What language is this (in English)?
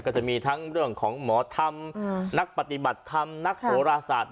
Thai